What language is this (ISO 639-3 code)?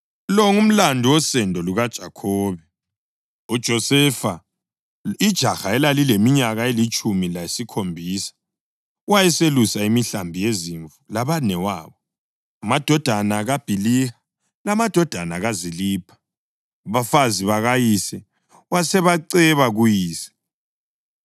nde